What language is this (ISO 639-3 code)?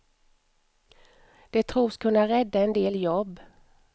swe